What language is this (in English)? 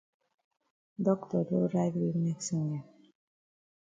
Cameroon Pidgin